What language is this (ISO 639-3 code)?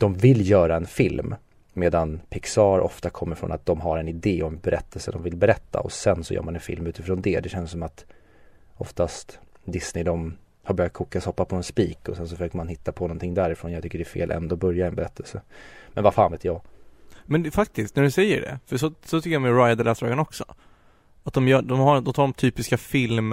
swe